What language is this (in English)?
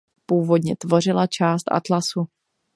Czech